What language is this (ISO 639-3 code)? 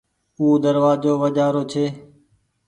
gig